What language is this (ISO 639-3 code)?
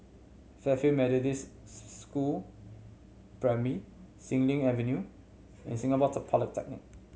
eng